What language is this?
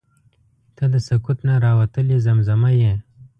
Pashto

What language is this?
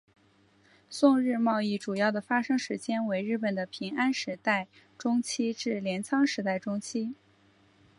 Chinese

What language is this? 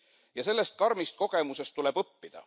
Estonian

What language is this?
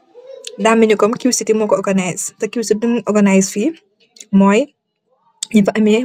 Wolof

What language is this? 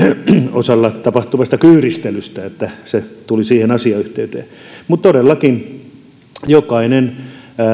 Finnish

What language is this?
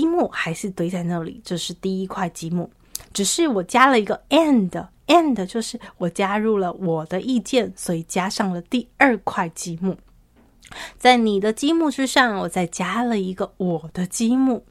Chinese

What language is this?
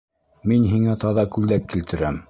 Bashkir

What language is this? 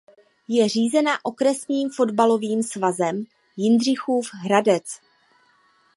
Czech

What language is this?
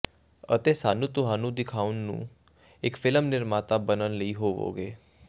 Punjabi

